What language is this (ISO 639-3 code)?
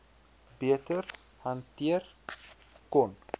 afr